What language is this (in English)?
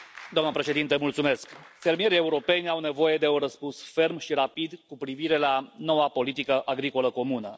Romanian